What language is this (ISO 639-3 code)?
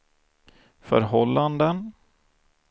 swe